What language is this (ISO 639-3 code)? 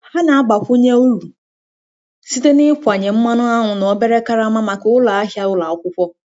ibo